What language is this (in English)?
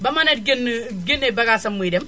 Wolof